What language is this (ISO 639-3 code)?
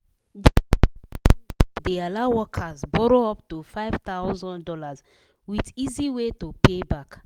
pcm